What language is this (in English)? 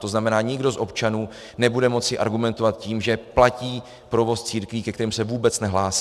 Czech